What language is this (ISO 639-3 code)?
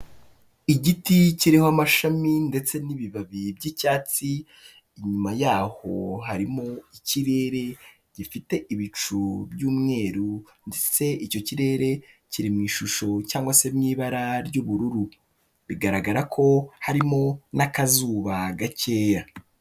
kin